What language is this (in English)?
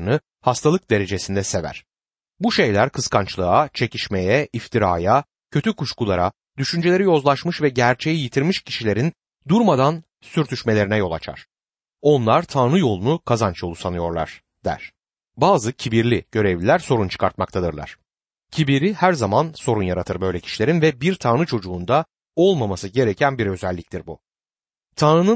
Turkish